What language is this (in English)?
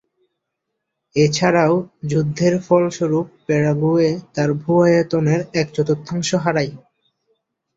Bangla